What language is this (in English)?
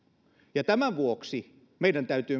Finnish